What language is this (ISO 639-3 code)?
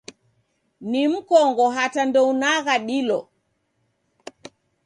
dav